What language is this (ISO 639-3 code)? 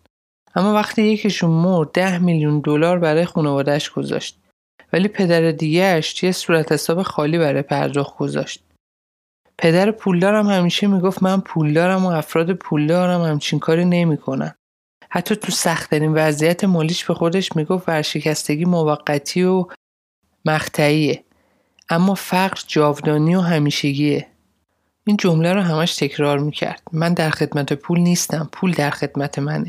fas